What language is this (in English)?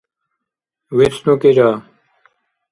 Dargwa